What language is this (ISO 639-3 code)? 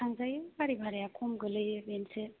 brx